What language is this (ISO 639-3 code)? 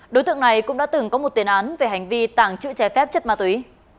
vie